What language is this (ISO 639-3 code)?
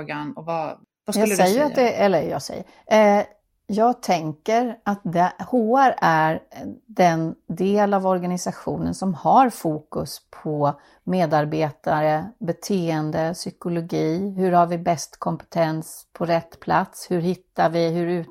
swe